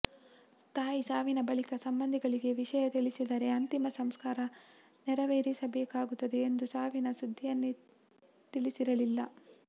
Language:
Kannada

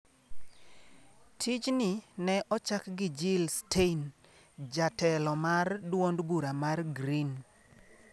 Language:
Luo (Kenya and Tanzania)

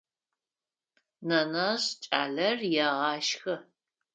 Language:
Adyghe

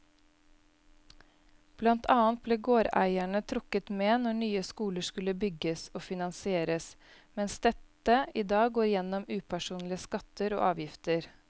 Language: Norwegian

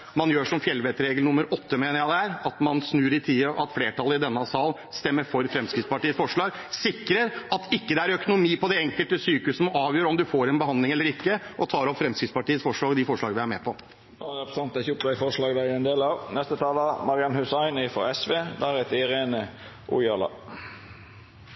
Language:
Norwegian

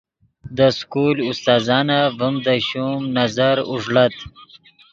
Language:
Yidgha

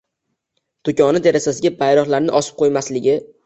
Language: Uzbek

